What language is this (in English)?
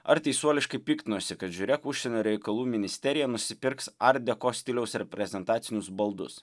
Lithuanian